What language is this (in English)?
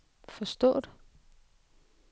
Danish